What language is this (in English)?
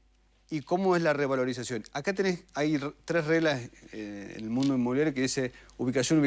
Spanish